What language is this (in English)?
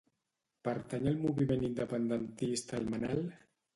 Catalan